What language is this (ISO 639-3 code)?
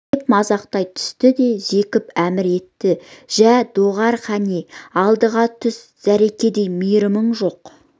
kaz